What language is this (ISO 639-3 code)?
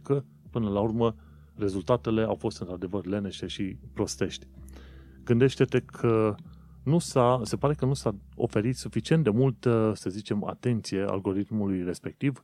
ron